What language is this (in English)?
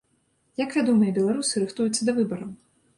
Belarusian